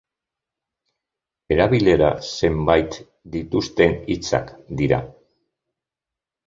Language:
Basque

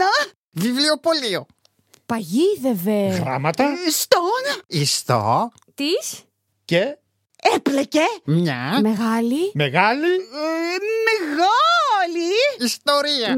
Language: Greek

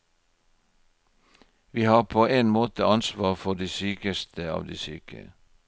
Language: Norwegian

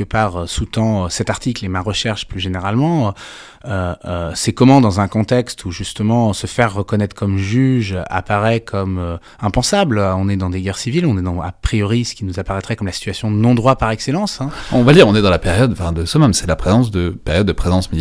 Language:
French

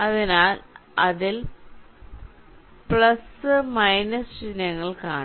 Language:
Malayalam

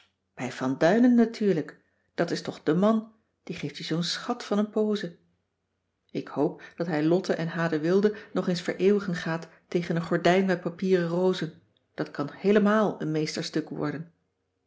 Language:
Dutch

